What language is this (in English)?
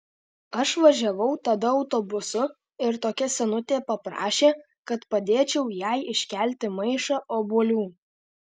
Lithuanian